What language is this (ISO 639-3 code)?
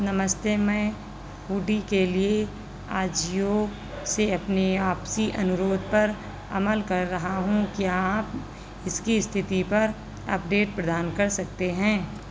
hin